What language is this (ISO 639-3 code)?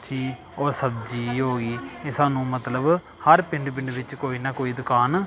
pan